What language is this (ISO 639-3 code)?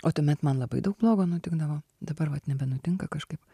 lit